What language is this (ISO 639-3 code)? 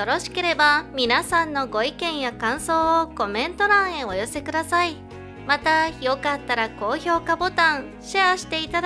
jpn